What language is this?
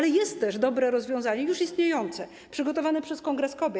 Polish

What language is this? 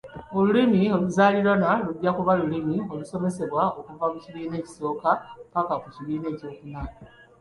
Ganda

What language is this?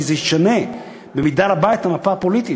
Hebrew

